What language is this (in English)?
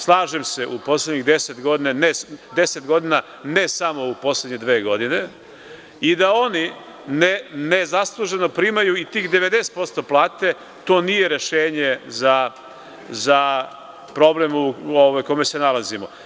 Serbian